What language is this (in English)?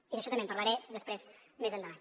Catalan